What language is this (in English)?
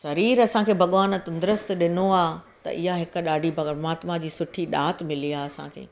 Sindhi